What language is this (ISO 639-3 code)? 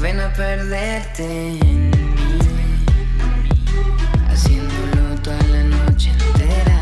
spa